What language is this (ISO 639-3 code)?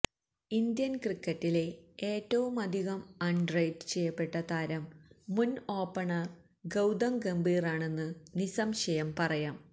mal